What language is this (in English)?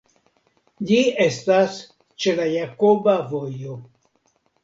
Esperanto